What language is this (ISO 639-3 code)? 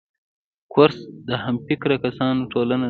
pus